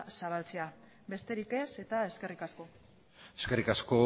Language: Basque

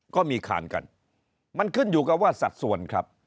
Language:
Thai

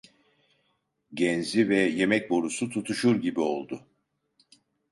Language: Turkish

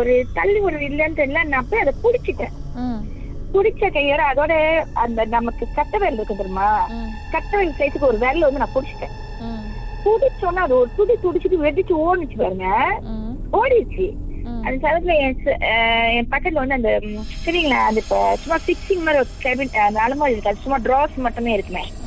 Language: Tamil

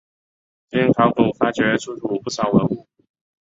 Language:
Chinese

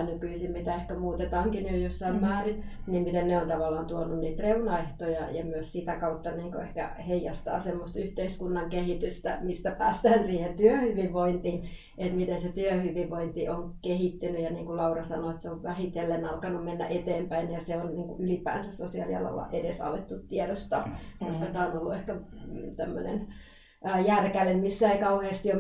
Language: Finnish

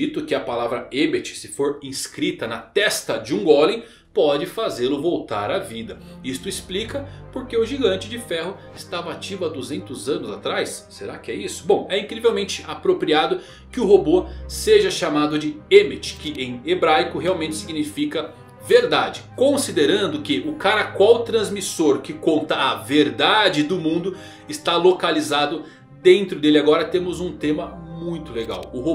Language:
Portuguese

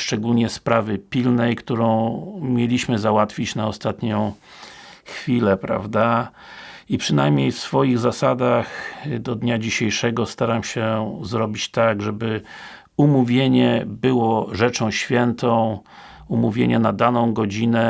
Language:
Polish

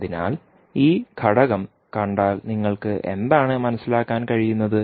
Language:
Malayalam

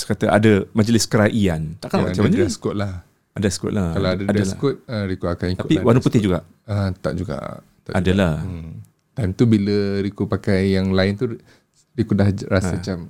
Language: Malay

